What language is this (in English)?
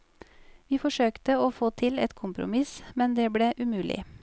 Norwegian